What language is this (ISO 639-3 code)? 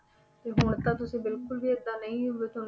pan